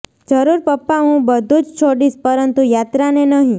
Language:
Gujarati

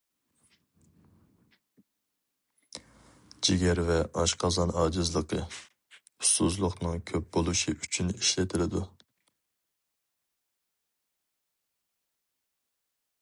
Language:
Uyghur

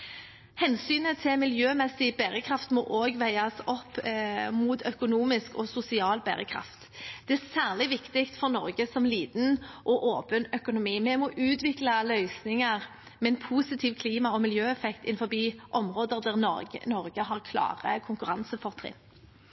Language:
Norwegian Bokmål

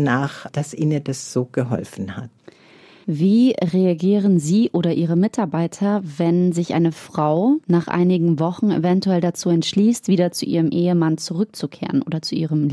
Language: German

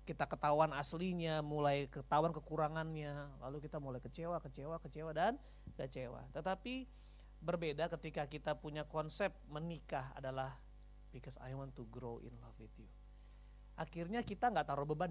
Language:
Indonesian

